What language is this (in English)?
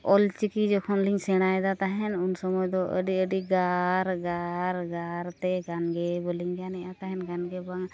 Santali